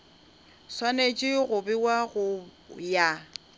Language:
Northern Sotho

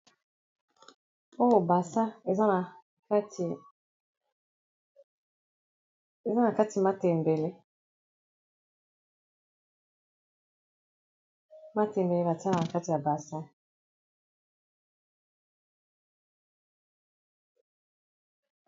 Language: Lingala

